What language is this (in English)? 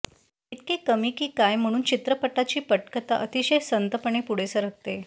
Marathi